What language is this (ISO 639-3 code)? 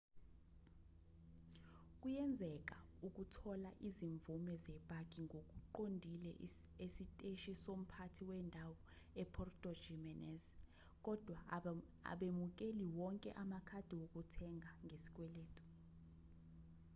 zul